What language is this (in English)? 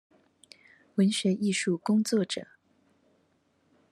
Chinese